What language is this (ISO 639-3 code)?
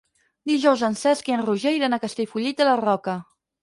cat